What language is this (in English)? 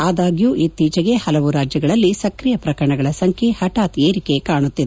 Kannada